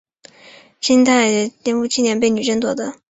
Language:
Chinese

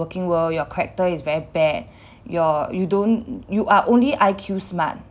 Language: English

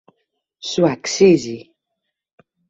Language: Greek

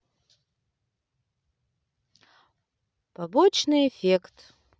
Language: Russian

